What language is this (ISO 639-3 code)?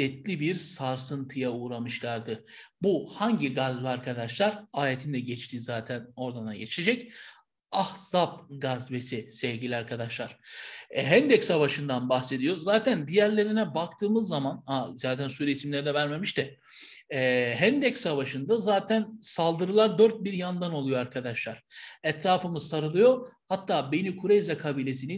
tur